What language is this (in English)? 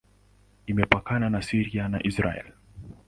Swahili